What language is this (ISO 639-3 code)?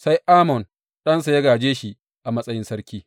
hau